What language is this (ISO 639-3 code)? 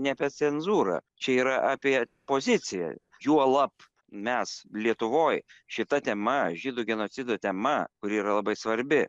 lit